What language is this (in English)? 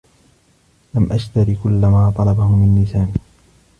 Arabic